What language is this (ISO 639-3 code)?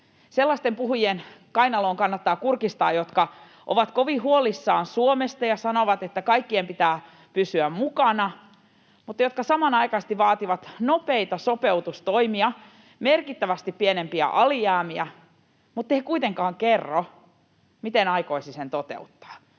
fin